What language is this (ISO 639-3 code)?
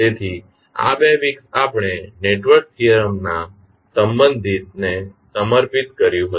guj